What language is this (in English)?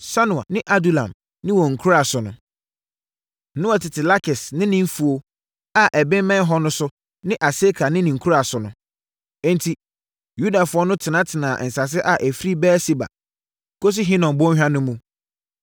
Akan